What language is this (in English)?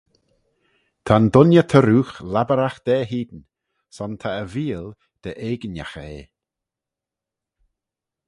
Manx